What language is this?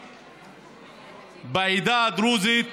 Hebrew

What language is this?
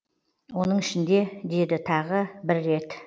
Kazakh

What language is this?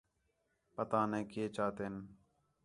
Khetrani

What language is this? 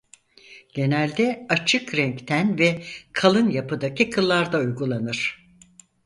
Turkish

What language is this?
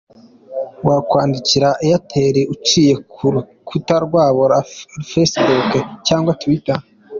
Kinyarwanda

